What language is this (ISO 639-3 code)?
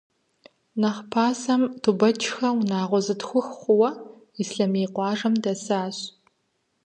kbd